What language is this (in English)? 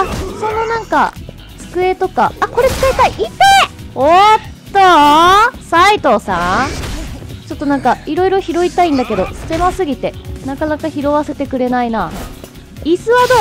Japanese